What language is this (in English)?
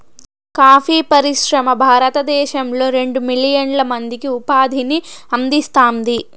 Telugu